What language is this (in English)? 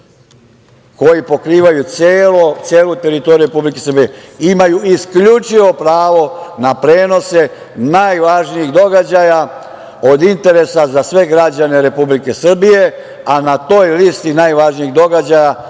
Serbian